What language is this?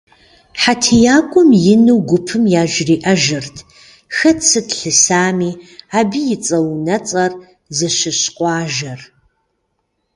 Kabardian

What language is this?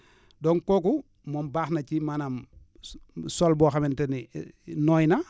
Wolof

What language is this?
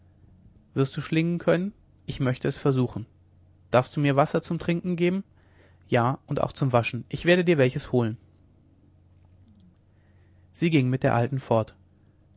German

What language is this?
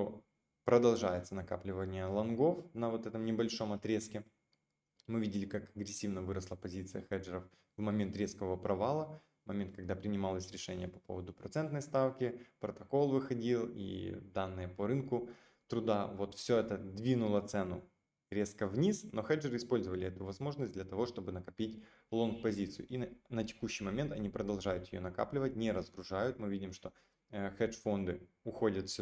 Russian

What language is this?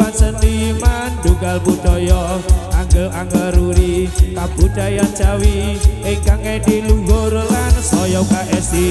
Indonesian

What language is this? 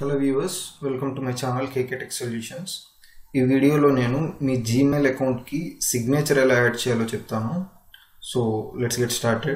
Hindi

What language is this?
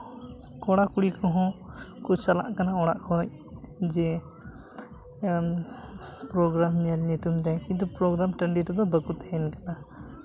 Santali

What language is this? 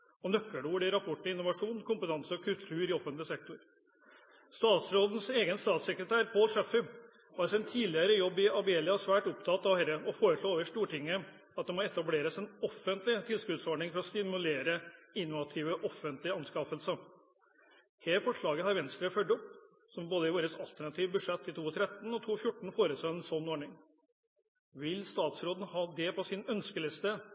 Norwegian Bokmål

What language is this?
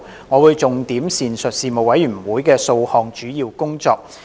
Cantonese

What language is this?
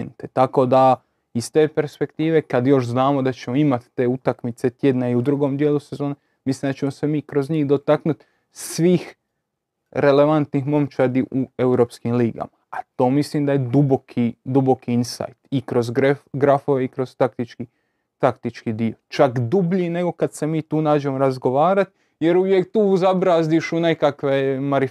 Croatian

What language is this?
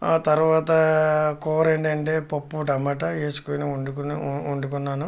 Telugu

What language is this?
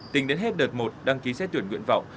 Vietnamese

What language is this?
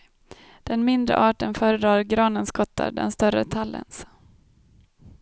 Swedish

